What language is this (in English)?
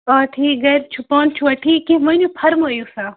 Kashmiri